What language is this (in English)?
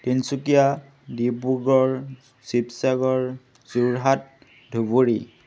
Assamese